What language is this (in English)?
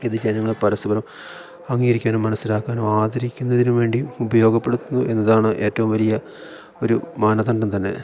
Malayalam